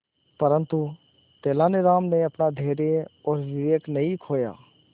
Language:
Hindi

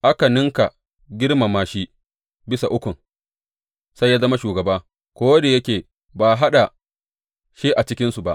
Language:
Hausa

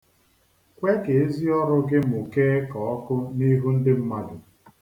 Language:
Igbo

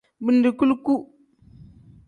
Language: Tem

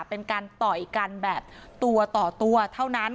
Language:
Thai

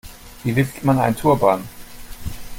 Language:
German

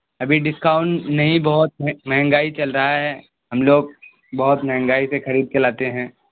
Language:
Urdu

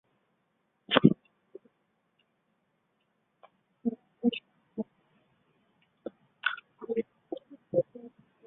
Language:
Chinese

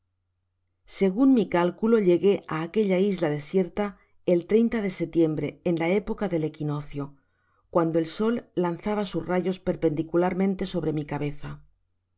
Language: Spanish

